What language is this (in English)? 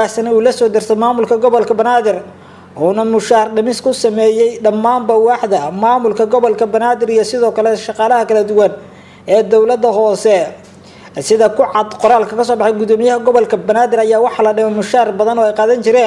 Arabic